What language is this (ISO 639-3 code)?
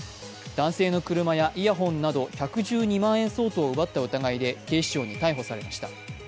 jpn